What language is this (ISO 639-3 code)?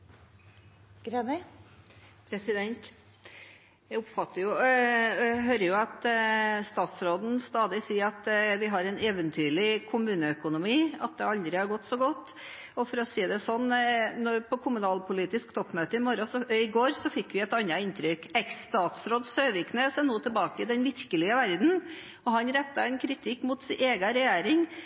nob